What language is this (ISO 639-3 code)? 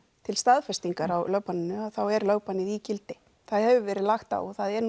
isl